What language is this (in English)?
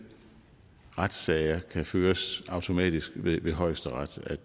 Danish